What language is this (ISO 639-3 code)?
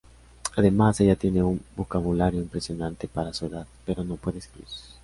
spa